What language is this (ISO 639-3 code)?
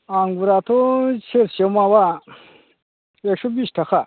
brx